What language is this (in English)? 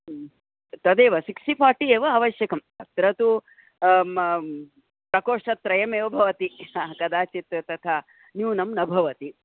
Sanskrit